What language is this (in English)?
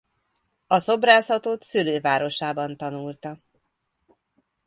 Hungarian